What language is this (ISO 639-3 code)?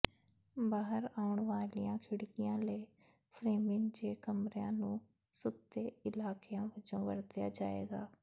pan